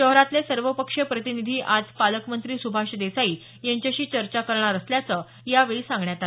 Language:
Marathi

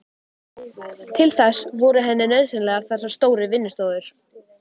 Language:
Icelandic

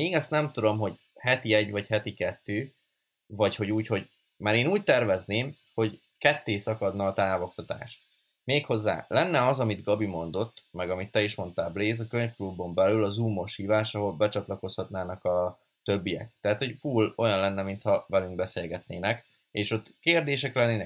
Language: Hungarian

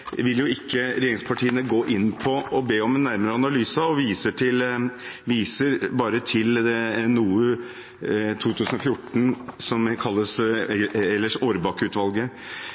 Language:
Norwegian Bokmål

